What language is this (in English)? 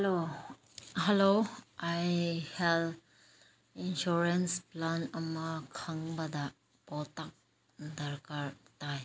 Manipuri